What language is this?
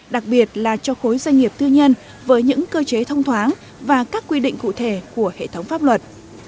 Vietnamese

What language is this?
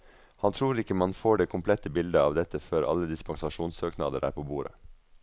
Norwegian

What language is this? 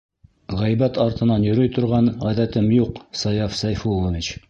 Bashkir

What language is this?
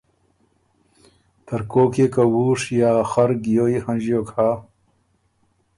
Ormuri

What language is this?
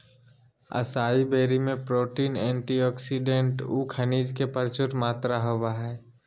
Magahi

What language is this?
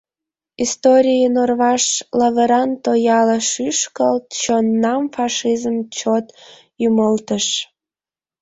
Mari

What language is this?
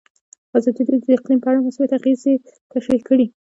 Pashto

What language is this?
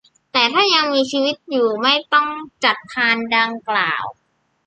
Thai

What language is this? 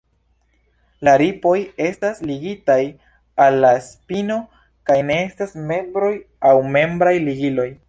Esperanto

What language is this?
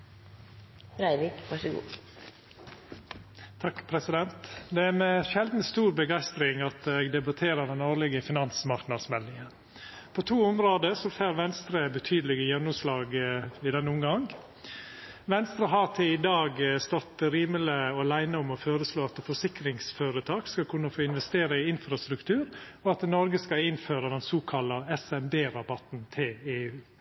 Norwegian Nynorsk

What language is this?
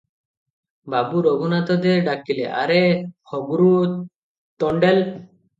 Odia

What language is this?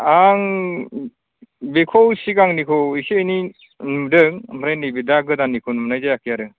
Bodo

